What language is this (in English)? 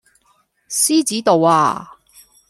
Cantonese